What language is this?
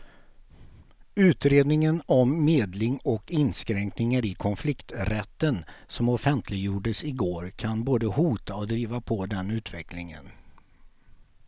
Swedish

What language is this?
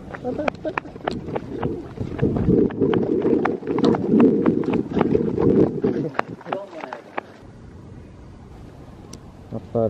Korean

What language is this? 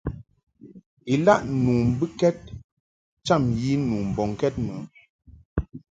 Mungaka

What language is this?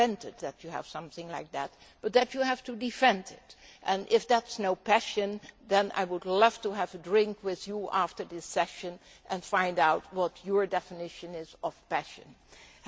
English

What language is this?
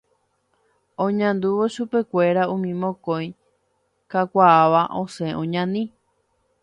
Guarani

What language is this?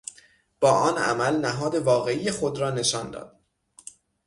Persian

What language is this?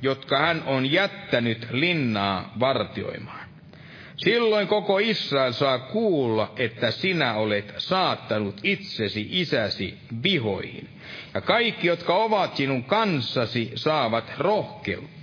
Finnish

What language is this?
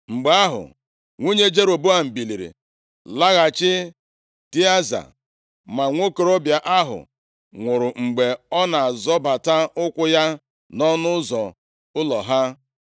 Igbo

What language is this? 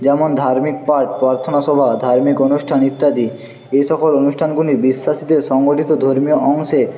Bangla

